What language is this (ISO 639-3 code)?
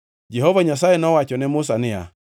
luo